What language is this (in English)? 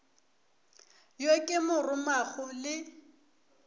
Northern Sotho